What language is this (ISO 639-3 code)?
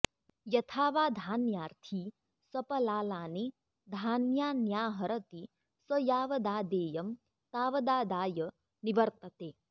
san